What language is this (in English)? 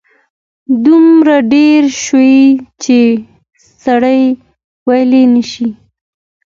Pashto